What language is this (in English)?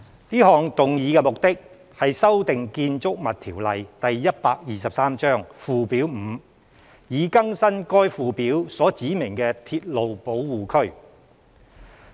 Cantonese